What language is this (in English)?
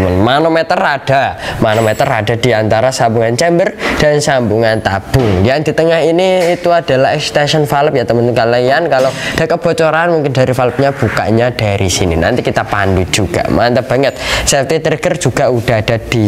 Indonesian